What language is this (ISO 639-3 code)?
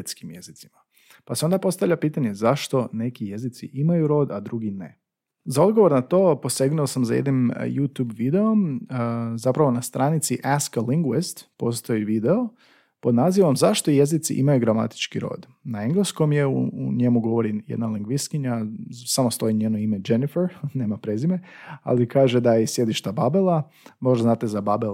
hrv